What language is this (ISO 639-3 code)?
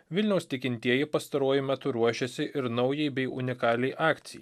lit